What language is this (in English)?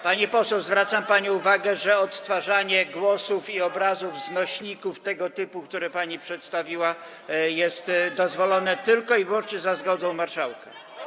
Polish